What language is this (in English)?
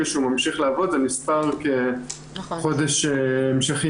Hebrew